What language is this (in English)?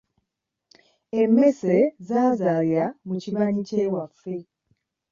Ganda